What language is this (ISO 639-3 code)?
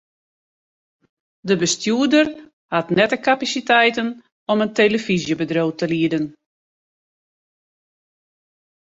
fry